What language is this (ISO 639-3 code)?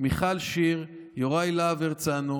heb